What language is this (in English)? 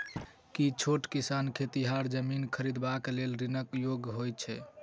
Maithili